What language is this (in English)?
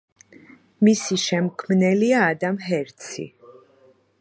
Georgian